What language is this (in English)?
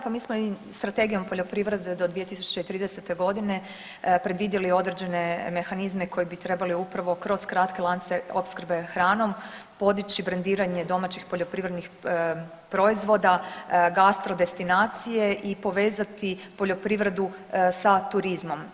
Croatian